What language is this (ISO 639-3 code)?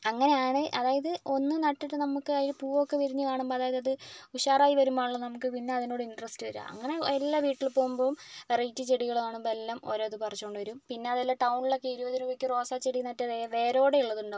mal